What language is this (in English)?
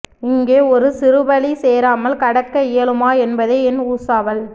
Tamil